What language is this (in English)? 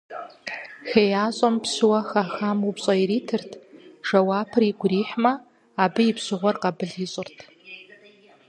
Kabardian